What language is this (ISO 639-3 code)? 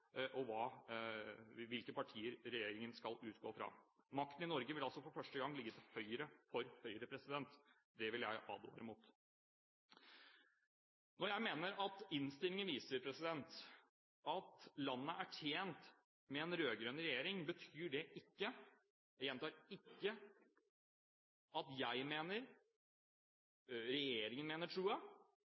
nob